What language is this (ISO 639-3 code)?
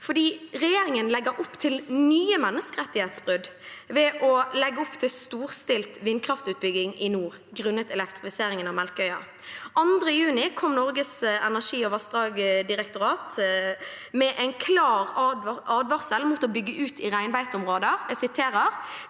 nor